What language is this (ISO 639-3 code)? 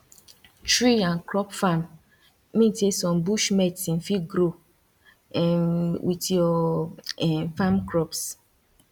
pcm